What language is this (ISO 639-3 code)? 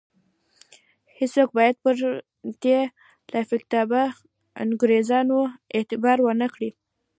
pus